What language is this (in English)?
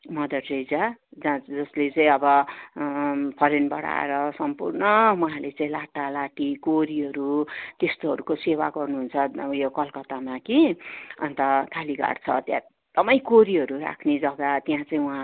Nepali